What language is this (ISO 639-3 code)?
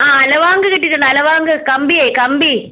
mal